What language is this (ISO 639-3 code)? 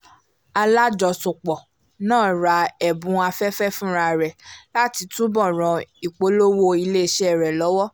yor